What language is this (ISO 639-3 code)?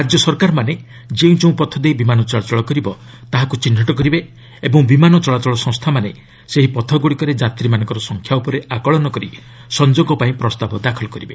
ori